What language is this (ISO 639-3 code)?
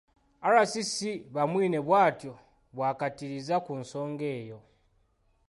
lug